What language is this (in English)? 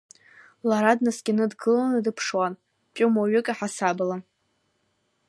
Abkhazian